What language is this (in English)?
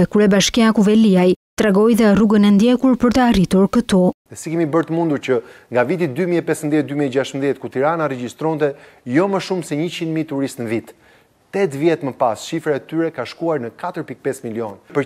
Romanian